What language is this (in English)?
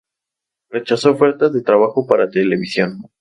Spanish